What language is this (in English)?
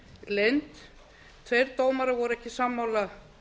Icelandic